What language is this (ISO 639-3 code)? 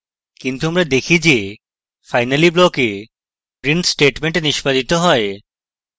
ben